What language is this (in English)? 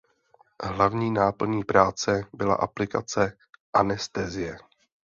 Czech